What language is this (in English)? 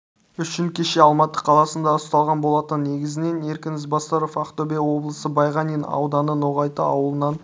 Kazakh